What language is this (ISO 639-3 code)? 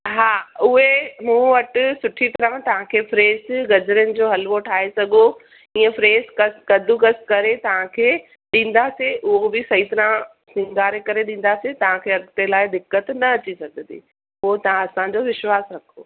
snd